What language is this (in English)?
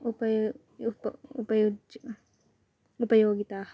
Sanskrit